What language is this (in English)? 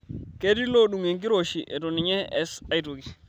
Masai